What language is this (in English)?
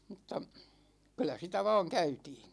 Finnish